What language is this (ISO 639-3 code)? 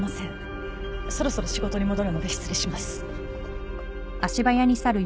jpn